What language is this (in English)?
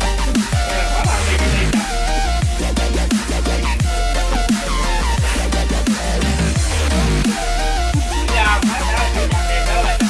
Vietnamese